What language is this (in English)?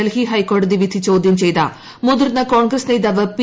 Malayalam